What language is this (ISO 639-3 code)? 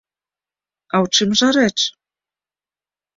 bel